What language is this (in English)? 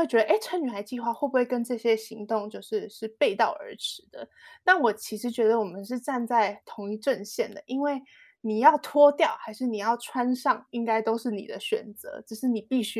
Chinese